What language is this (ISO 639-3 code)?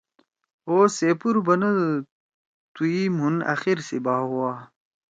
trw